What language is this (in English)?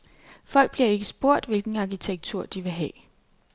Danish